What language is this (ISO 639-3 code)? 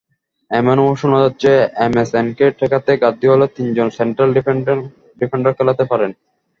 ben